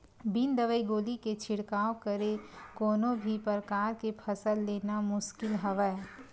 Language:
Chhattisgarhi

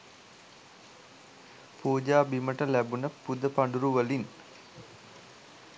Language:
Sinhala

